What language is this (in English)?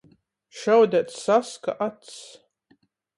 Latgalian